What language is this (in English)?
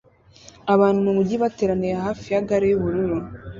Kinyarwanda